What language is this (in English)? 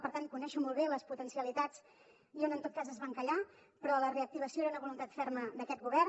Catalan